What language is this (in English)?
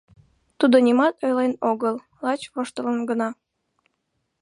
Mari